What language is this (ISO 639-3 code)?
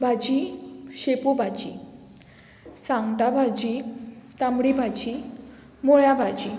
kok